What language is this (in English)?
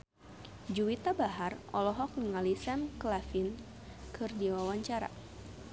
Sundanese